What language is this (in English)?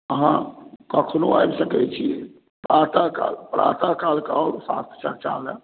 Maithili